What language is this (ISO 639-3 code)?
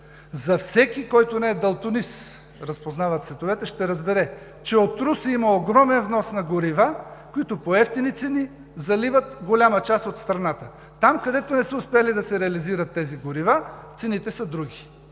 bul